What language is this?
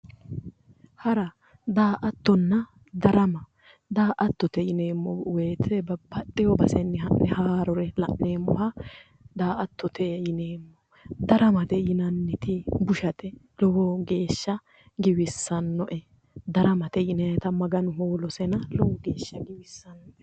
Sidamo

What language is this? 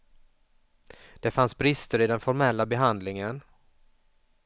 Swedish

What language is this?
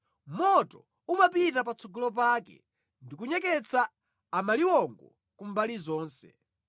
Nyanja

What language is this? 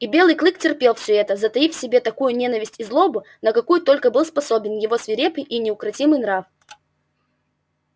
Russian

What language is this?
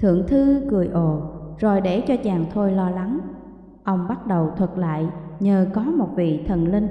Vietnamese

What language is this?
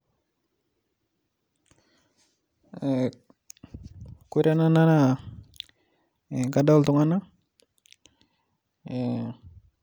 Masai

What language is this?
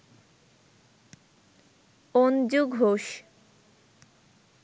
Bangla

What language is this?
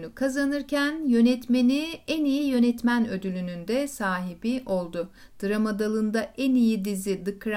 Turkish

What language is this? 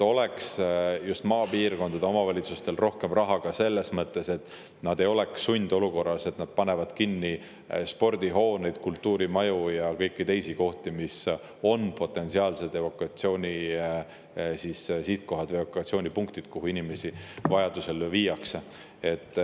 Estonian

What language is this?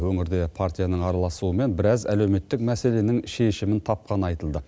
Kazakh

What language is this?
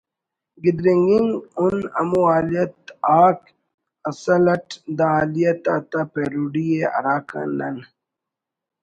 Brahui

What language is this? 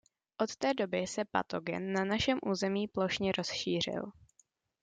Czech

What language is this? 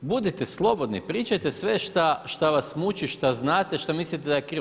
Croatian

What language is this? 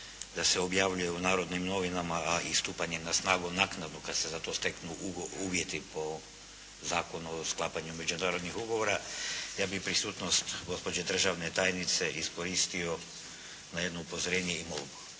Croatian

